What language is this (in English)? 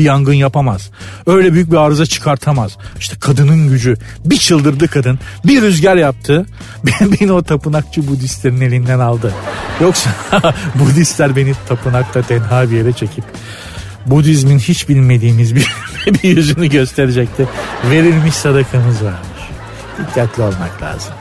Turkish